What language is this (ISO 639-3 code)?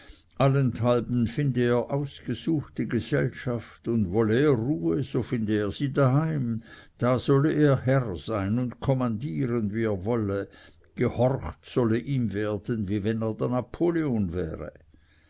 deu